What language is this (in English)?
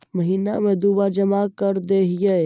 Magahi